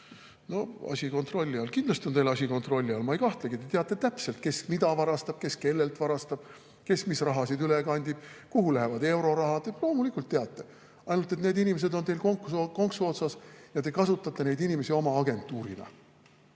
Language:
Estonian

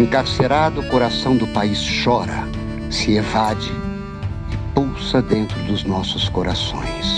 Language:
Portuguese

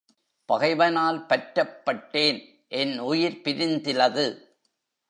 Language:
Tamil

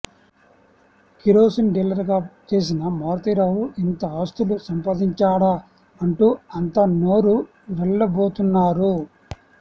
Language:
Telugu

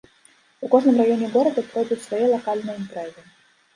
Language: Belarusian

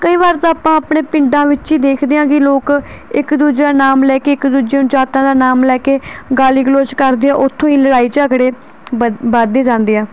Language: Punjabi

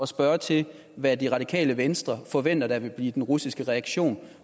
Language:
Danish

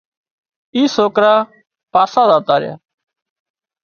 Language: Wadiyara Koli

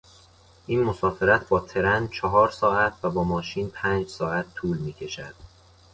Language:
Persian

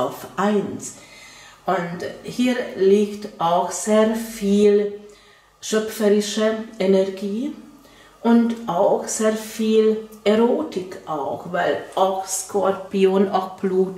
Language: German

